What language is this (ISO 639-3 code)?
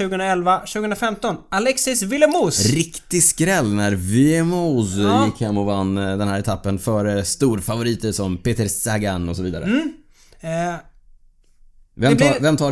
swe